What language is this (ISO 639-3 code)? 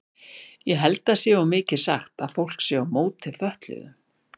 isl